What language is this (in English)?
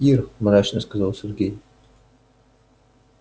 Russian